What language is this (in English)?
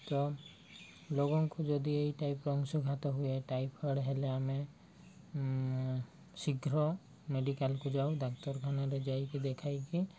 Odia